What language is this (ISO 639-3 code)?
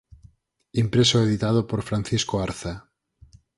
glg